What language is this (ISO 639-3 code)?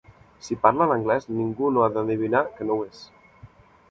cat